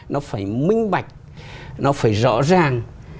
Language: Vietnamese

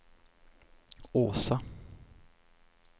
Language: Swedish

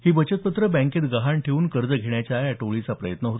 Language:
Marathi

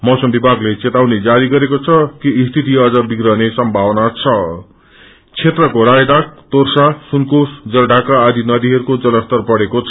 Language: Nepali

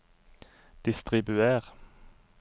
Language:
Norwegian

